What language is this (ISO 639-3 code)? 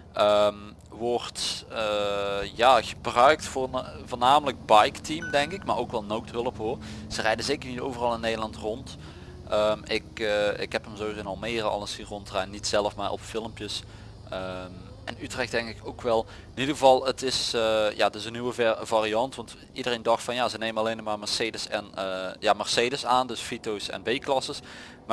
nld